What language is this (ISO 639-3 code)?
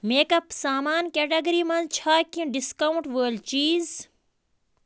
kas